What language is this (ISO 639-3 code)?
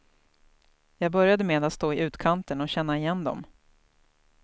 swe